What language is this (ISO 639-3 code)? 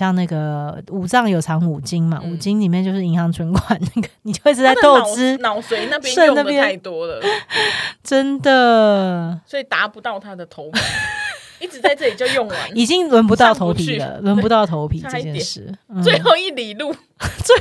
zho